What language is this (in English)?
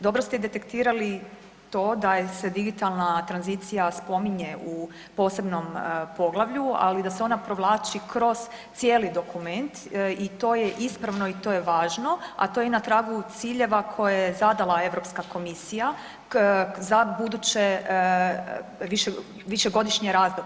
Croatian